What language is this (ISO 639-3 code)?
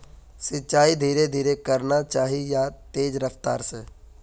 mag